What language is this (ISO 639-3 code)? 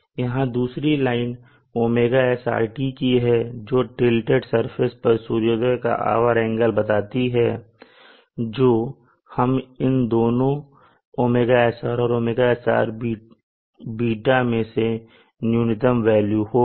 hin